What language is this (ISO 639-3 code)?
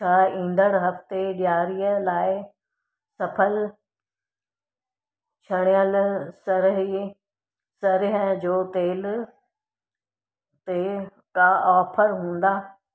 snd